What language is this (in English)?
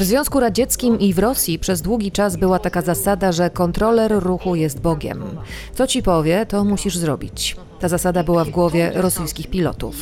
Polish